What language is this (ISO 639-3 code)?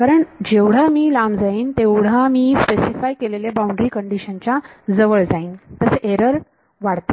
mar